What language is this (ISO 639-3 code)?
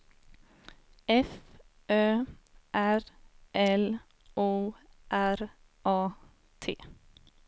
swe